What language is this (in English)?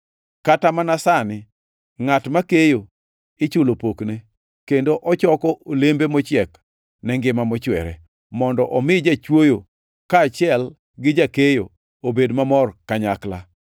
Luo (Kenya and Tanzania)